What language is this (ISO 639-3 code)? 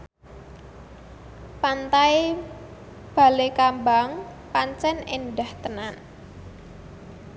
jav